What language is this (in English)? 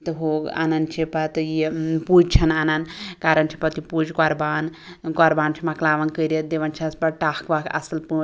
Kashmiri